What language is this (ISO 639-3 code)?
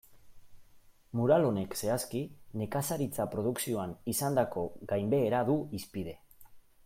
eus